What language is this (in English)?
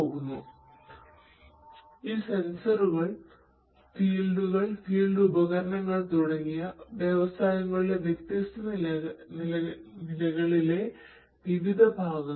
Malayalam